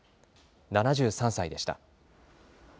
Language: Japanese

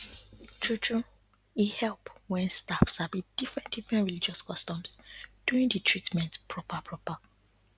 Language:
Nigerian Pidgin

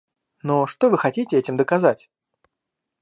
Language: Russian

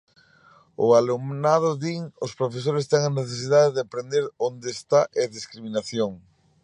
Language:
Galician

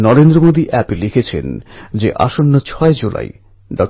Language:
Bangla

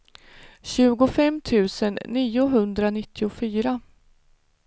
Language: Swedish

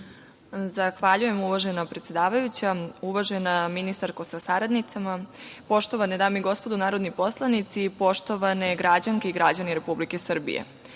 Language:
Serbian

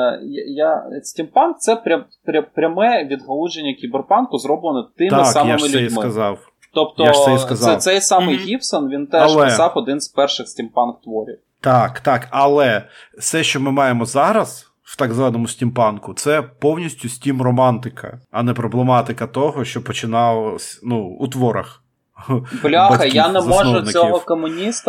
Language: Ukrainian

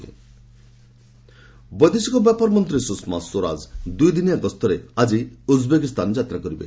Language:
Odia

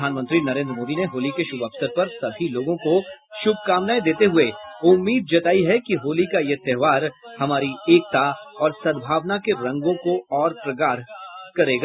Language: Hindi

